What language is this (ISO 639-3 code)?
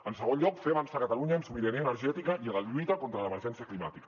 cat